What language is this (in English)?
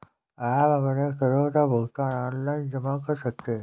Hindi